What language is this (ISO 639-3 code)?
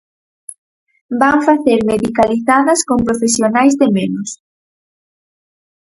glg